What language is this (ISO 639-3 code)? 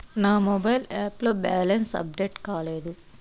tel